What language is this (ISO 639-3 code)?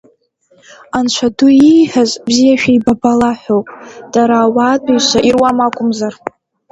abk